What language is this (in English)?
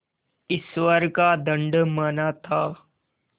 Hindi